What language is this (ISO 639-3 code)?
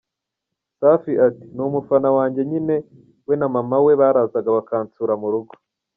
kin